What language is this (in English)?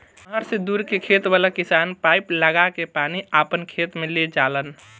Bhojpuri